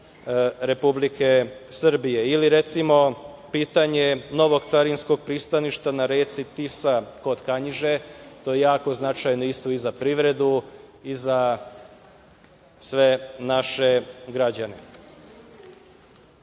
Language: Serbian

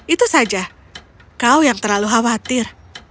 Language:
Indonesian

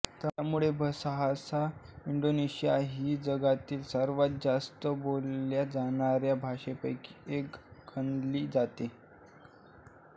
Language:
Marathi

